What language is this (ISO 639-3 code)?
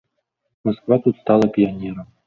bel